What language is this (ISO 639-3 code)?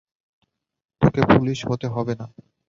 ben